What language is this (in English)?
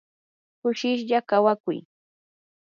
Yanahuanca Pasco Quechua